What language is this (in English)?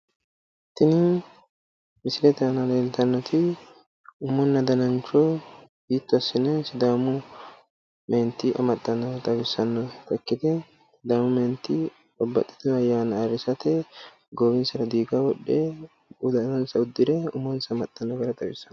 Sidamo